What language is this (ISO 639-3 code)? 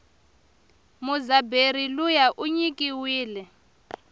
tso